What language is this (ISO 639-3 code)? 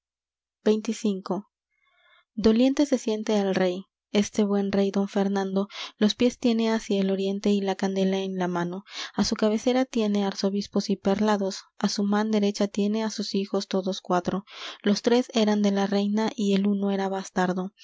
spa